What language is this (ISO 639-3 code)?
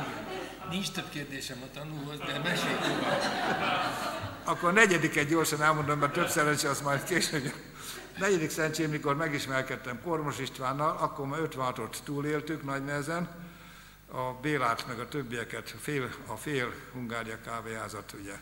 hun